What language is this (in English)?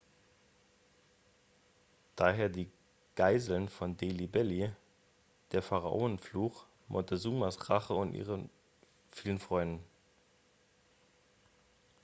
German